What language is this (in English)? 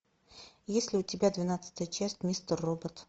Russian